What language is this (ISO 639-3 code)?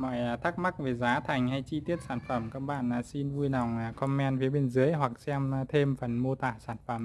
vie